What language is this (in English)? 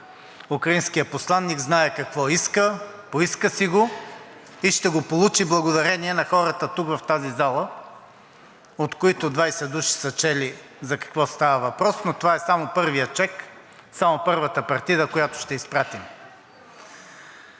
Bulgarian